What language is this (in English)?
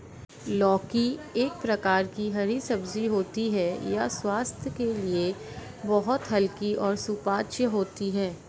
Hindi